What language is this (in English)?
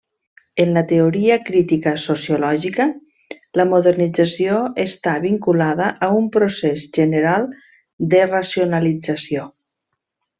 Catalan